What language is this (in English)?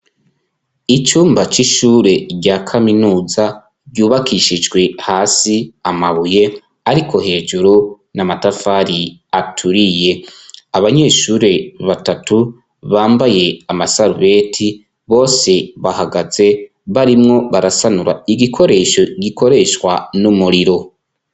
Rundi